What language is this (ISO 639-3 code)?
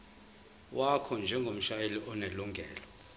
zul